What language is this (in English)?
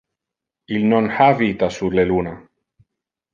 Interlingua